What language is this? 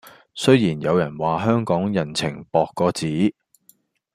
Cantonese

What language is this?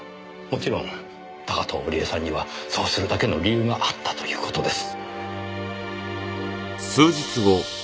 Japanese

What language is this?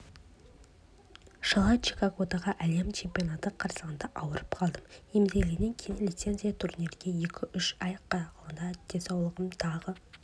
Kazakh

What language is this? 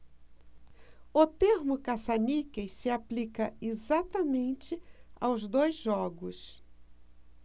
Portuguese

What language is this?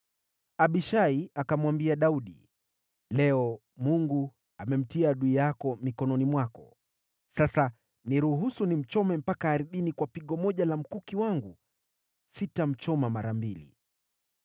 Swahili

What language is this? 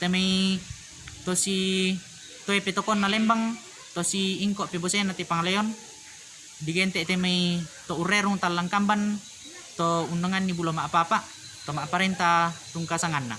Indonesian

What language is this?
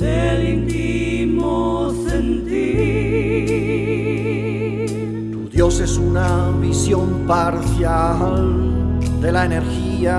Spanish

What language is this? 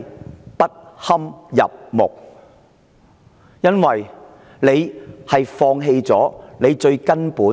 Cantonese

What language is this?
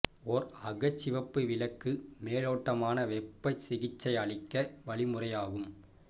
Tamil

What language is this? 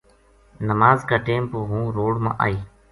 Gujari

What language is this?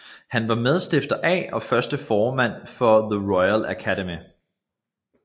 Danish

